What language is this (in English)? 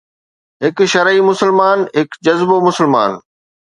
Sindhi